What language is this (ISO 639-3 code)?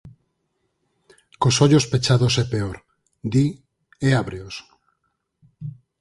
glg